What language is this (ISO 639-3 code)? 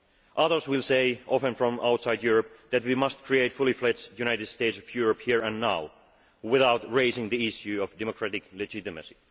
eng